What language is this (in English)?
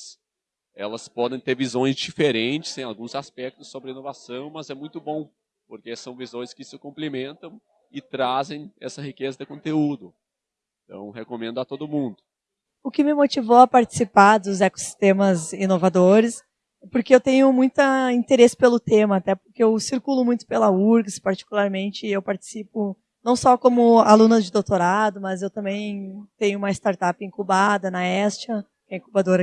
Portuguese